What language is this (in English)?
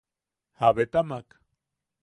Yaqui